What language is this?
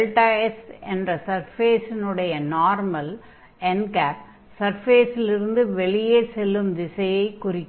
Tamil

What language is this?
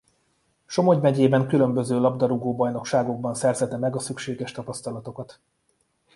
Hungarian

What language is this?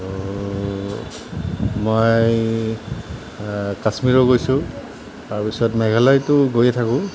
Assamese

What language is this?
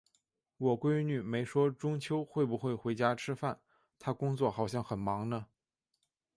Chinese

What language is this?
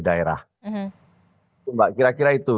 Indonesian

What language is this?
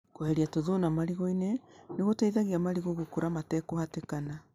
Kikuyu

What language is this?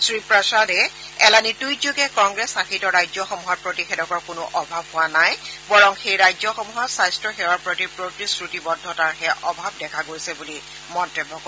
Assamese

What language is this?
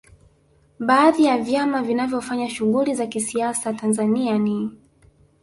Swahili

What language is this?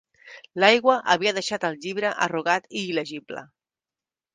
Catalan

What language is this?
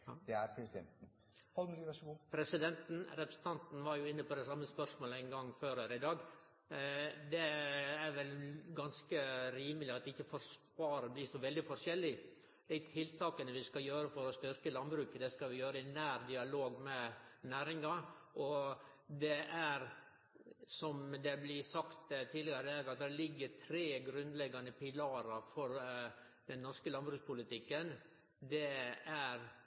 Norwegian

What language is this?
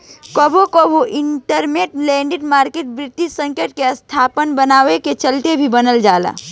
Bhojpuri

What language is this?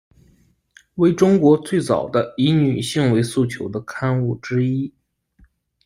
Chinese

